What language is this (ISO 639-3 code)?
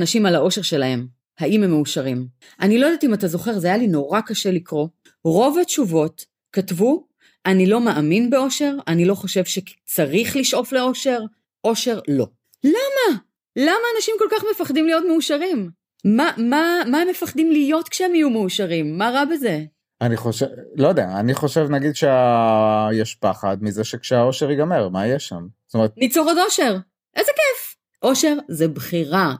heb